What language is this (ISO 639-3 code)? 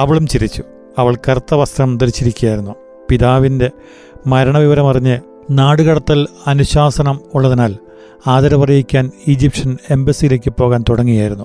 mal